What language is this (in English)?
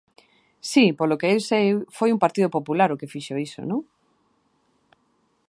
Galician